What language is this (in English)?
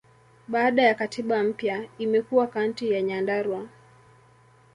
Swahili